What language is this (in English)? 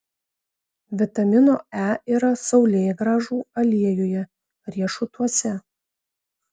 Lithuanian